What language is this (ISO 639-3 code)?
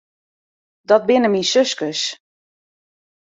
fry